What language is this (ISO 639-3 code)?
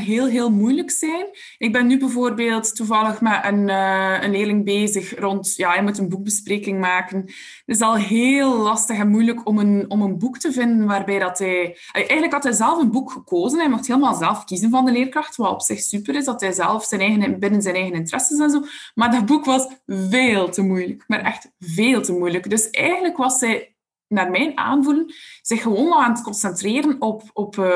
nld